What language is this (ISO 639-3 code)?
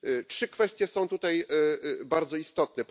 pol